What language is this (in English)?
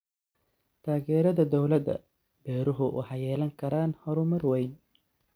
Somali